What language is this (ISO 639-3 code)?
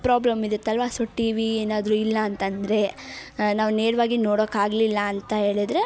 kan